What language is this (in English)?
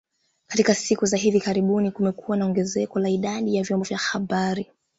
Swahili